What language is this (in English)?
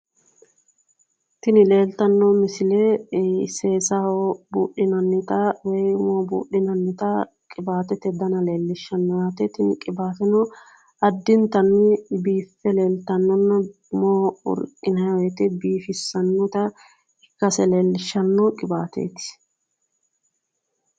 Sidamo